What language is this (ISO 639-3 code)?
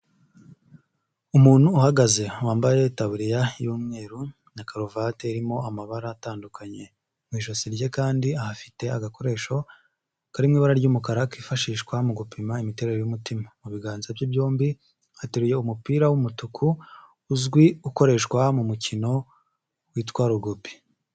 kin